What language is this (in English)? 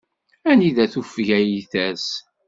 Kabyle